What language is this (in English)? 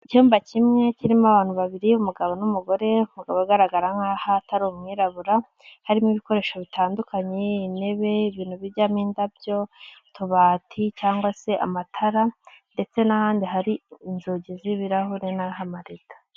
Kinyarwanda